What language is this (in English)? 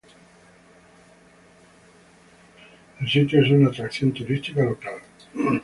Spanish